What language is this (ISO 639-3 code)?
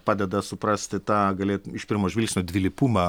lit